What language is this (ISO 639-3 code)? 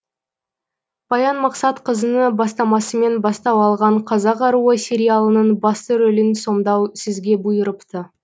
kaz